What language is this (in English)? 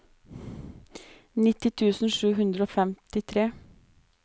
Norwegian